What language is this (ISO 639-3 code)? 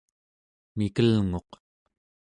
esu